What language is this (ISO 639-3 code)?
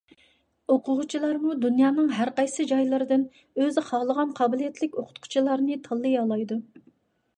uig